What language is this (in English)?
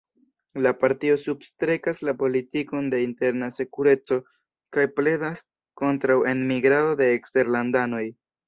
Esperanto